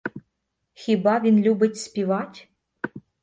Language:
Ukrainian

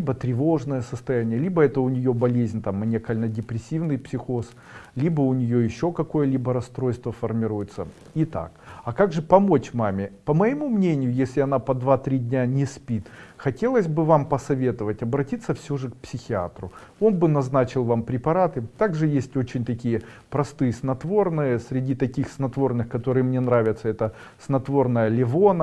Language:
Russian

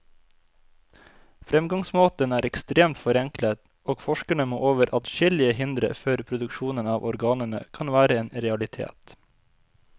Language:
Norwegian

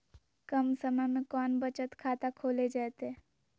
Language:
Magahi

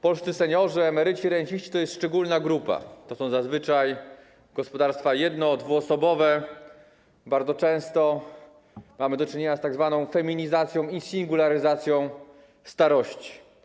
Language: Polish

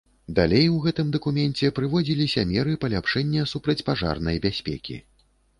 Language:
Belarusian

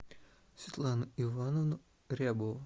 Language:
Russian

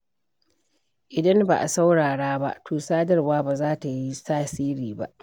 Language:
Hausa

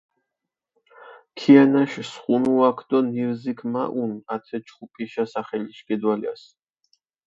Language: Mingrelian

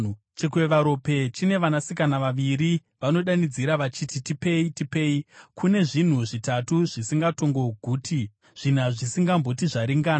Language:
Shona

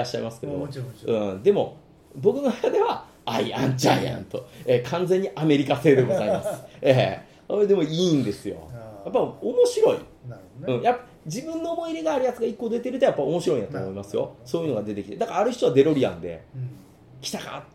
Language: Japanese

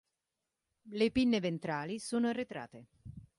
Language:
Italian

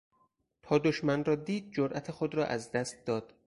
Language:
Persian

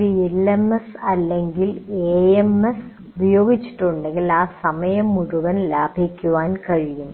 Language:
Malayalam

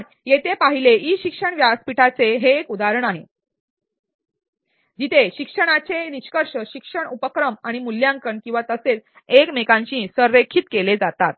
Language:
Marathi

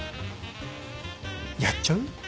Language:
Japanese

